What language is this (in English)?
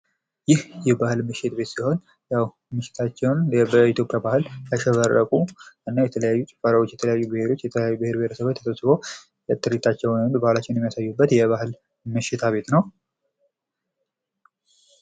Amharic